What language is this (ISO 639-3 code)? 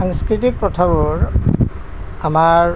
asm